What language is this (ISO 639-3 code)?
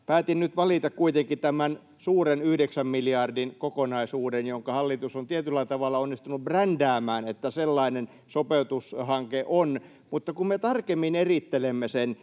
fin